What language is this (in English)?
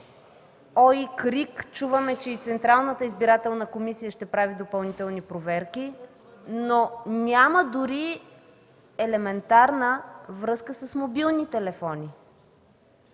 Bulgarian